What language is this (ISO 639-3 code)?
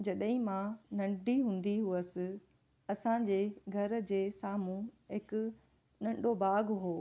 snd